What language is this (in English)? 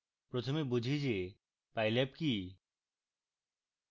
Bangla